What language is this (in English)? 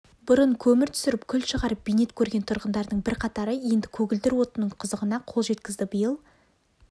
Kazakh